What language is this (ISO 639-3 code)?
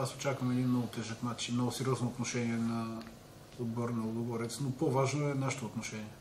bul